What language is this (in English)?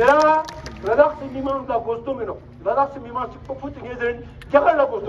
Romanian